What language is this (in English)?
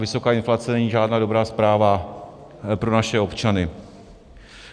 Czech